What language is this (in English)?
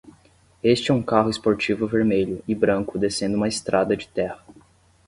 Portuguese